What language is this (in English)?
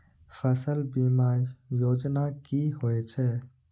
Maithili